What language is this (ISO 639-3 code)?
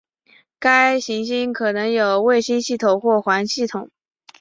zho